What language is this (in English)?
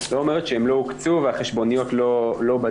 Hebrew